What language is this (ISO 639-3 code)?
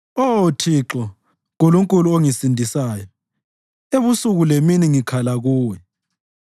nde